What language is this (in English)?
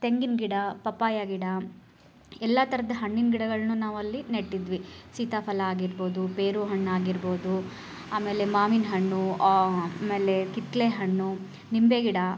Kannada